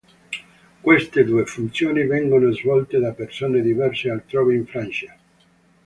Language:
Italian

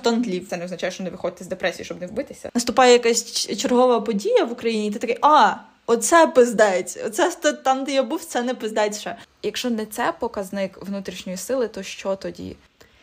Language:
Ukrainian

